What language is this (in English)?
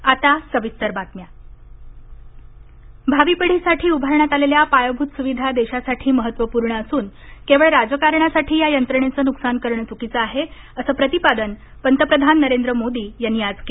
Marathi